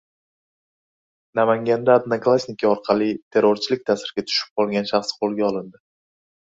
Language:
Uzbek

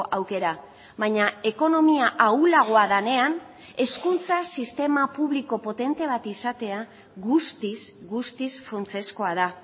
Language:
Basque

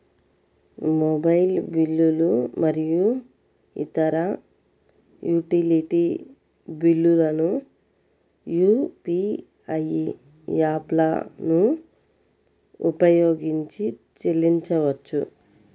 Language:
Telugu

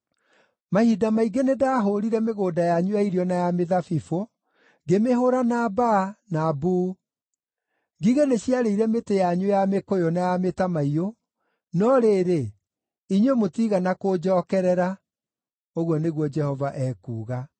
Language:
Kikuyu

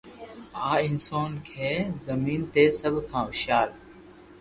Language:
Loarki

